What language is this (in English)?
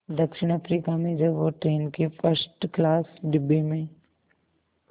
Hindi